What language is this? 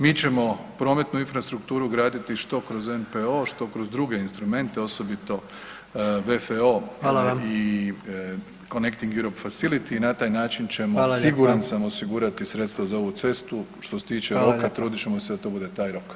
Croatian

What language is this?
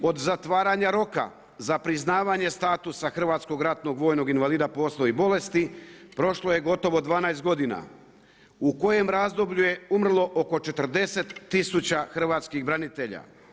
Croatian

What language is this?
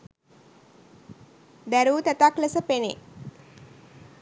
Sinhala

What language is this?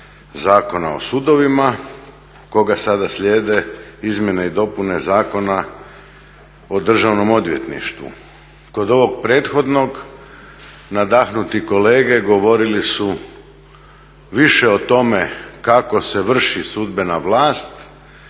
Croatian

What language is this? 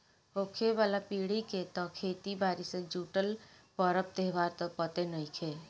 Bhojpuri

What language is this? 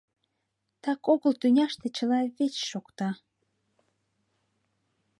Mari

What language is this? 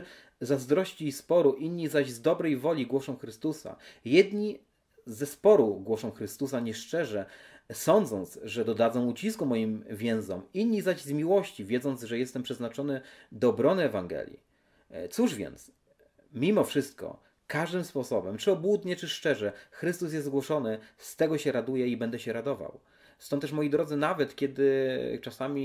Polish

